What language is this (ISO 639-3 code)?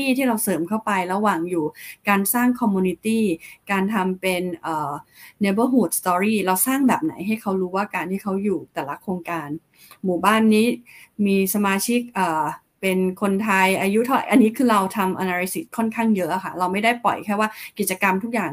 tha